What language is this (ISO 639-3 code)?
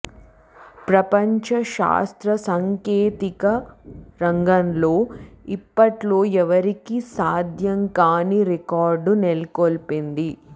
tel